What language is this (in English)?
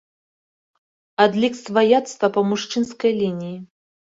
Belarusian